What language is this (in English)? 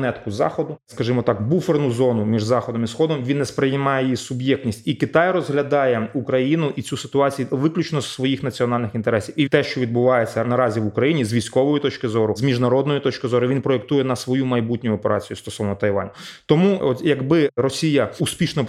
Ukrainian